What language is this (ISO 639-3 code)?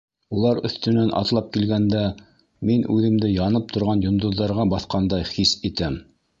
bak